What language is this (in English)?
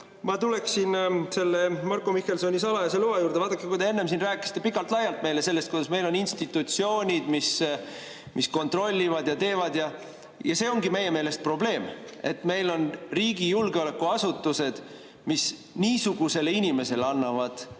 Estonian